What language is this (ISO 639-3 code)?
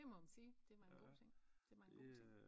dan